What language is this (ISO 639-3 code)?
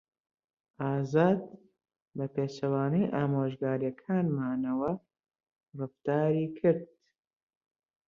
ckb